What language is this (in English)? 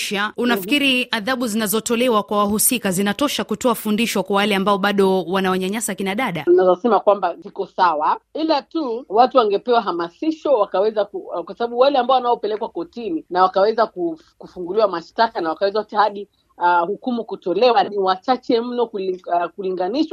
Swahili